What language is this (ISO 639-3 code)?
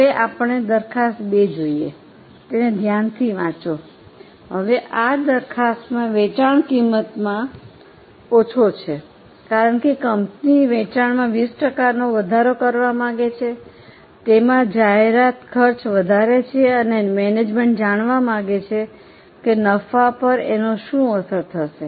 guj